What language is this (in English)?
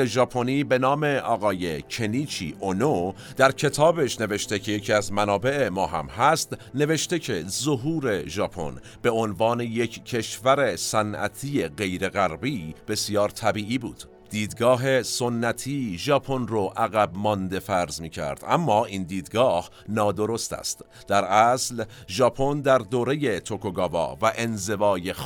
Persian